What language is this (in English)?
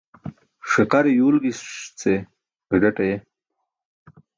Burushaski